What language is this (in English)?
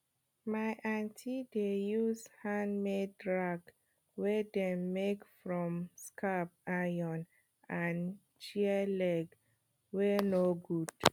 Nigerian Pidgin